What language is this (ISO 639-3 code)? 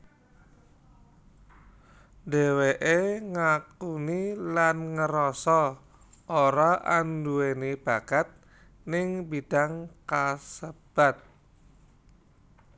jav